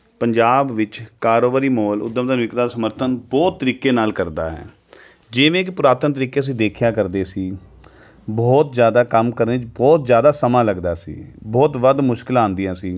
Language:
Punjabi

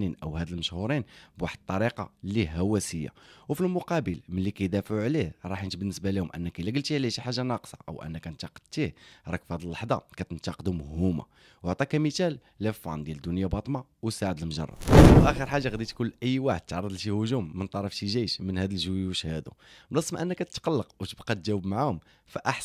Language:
Arabic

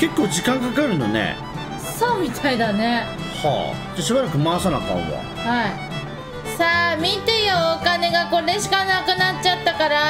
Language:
Japanese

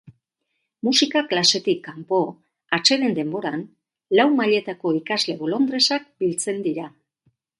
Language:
Basque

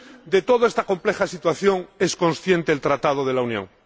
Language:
Spanish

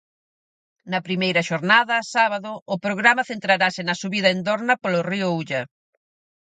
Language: Galician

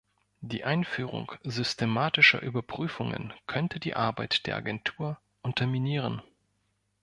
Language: German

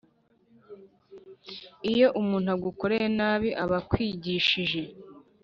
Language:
Kinyarwanda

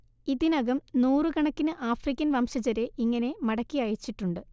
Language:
Malayalam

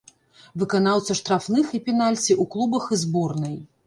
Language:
Belarusian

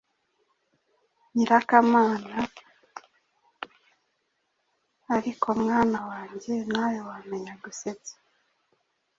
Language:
Kinyarwanda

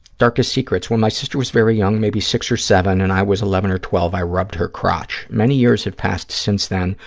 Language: English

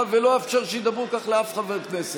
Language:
Hebrew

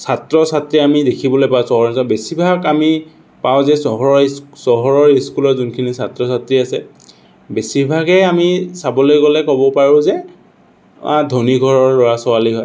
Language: Assamese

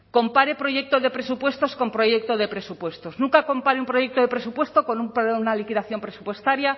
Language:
Spanish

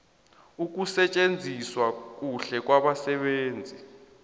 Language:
South Ndebele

